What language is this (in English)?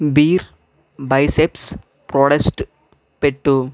Telugu